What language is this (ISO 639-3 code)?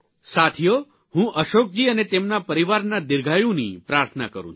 guj